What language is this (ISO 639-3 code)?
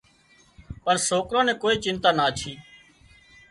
kxp